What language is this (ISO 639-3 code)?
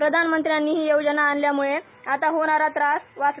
mar